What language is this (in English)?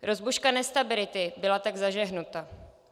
Czech